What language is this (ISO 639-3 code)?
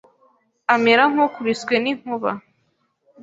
kin